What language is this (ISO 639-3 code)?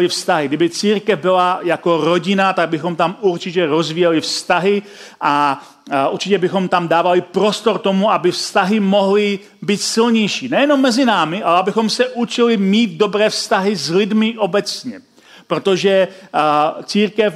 ces